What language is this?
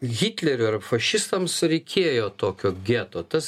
Lithuanian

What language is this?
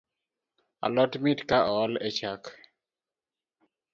Luo (Kenya and Tanzania)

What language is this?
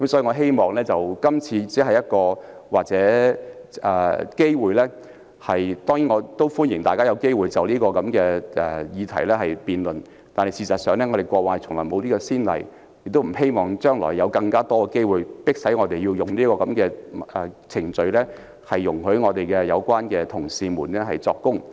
Cantonese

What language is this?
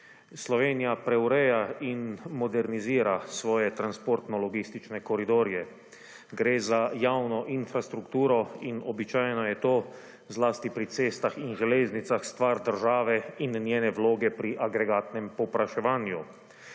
Slovenian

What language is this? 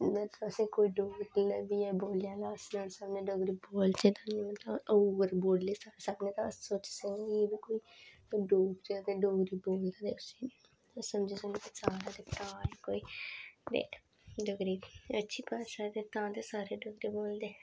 Dogri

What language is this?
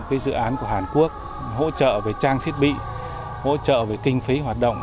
Vietnamese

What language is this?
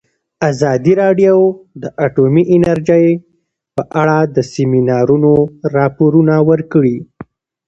Pashto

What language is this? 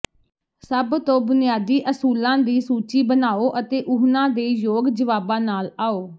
Punjabi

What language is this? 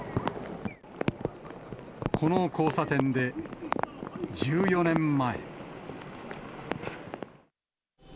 Japanese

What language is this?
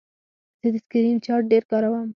Pashto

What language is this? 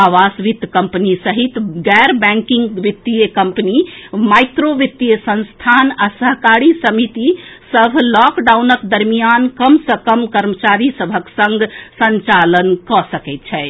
Maithili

